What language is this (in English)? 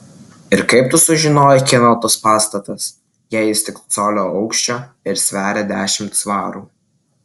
Lithuanian